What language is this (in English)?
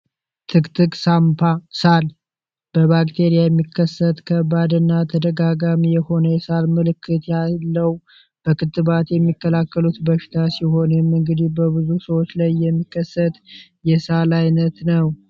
Amharic